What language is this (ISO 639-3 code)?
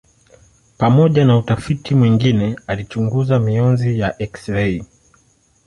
swa